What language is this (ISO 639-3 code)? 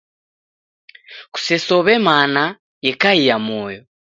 dav